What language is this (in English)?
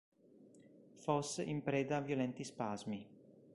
Italian